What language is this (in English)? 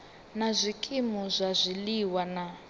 Venda